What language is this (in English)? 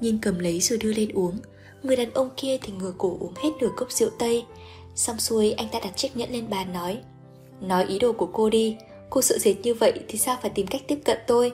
Vietnamese